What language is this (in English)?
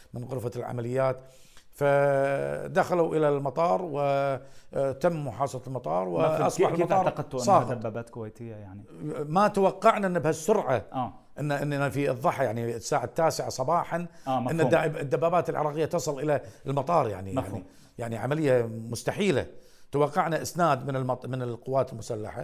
Arabic